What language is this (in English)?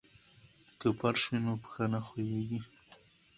Pashto